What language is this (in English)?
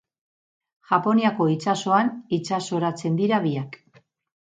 Basque